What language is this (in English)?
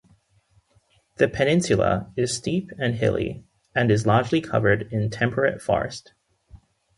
English